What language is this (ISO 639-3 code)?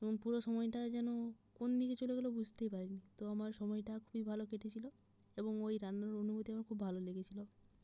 ben